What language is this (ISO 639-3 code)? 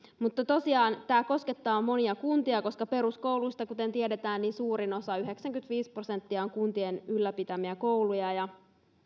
fin